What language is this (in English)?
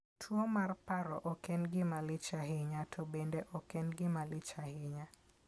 Luo (Kenya and Tanzania)